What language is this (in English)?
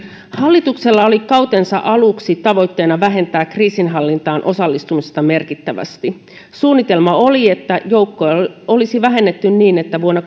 Finnish